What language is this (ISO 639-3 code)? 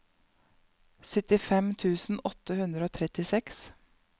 nor